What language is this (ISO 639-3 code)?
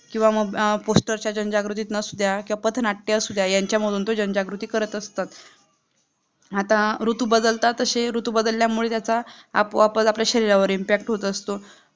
mar